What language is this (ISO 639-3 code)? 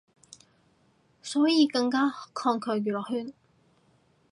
yue